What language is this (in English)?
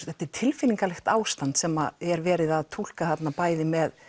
Icelandic